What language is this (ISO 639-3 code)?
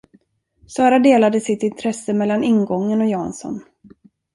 swe